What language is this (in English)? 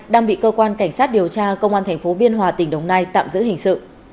Vietnamese